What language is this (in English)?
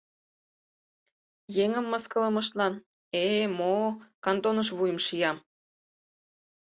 Mari